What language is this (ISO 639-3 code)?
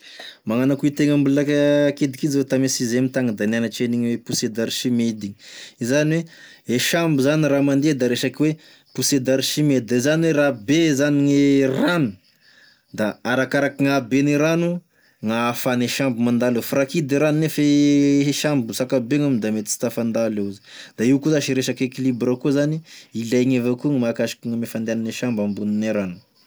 tkg